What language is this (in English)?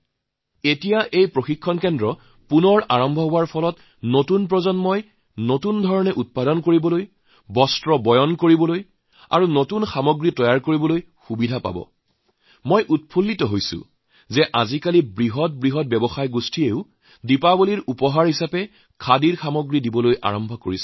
Assamese